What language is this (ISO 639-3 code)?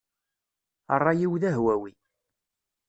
kab